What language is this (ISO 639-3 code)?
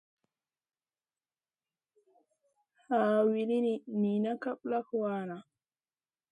mcn